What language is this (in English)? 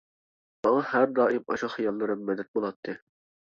Uyghur